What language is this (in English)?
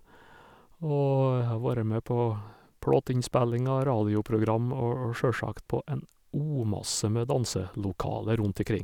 Norwegian